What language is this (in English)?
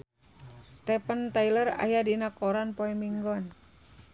Sundanese